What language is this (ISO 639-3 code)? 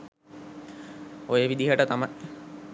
sin